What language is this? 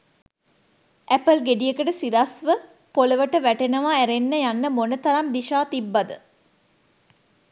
Sinhala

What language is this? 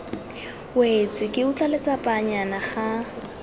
Tswana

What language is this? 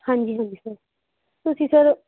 Punjabi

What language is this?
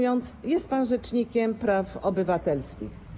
Polish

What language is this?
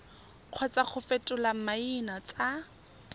Tswana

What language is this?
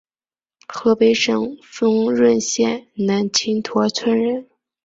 Chinese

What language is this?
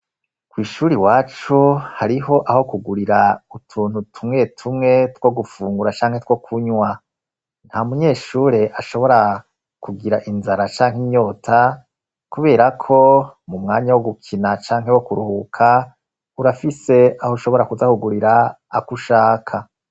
Rundi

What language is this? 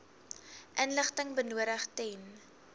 Afrikaans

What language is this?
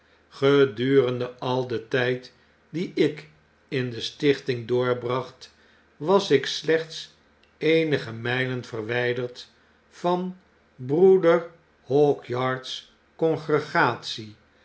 Dutch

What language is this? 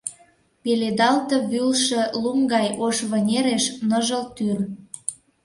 Mari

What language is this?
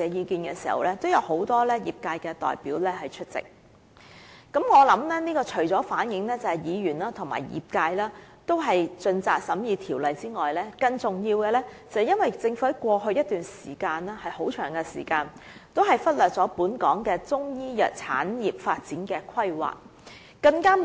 Cantonese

